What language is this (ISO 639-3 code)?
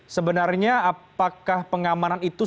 ind